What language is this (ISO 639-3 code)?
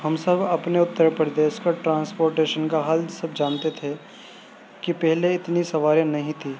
urd